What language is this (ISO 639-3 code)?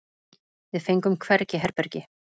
isl